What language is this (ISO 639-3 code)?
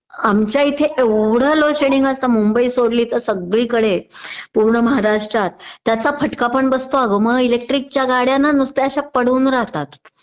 mar